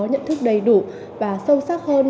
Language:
Vietnamese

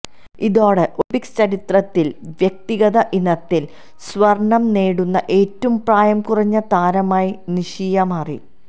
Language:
Malayalam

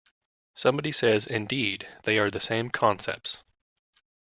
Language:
English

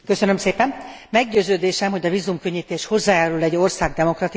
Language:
Hungarian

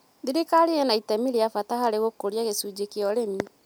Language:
Kikuyu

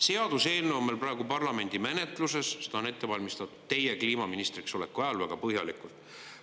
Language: Estonian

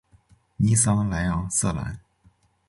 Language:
Chinese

